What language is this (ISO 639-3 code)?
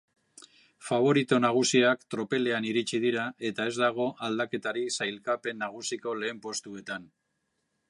eus